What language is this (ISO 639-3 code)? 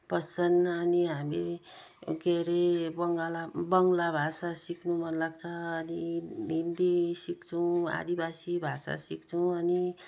nep